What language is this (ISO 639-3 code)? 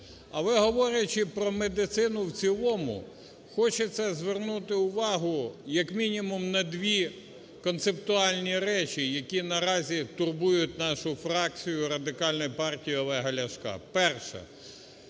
ukr